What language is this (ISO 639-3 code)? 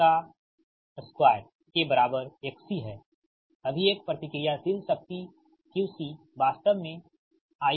hin